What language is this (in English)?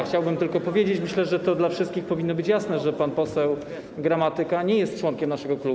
Polish